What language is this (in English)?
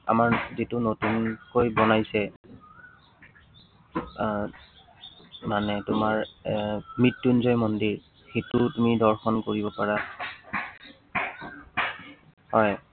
Assamese